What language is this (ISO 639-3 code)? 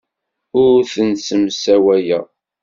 kab